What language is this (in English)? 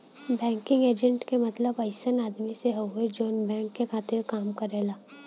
Bhojpuri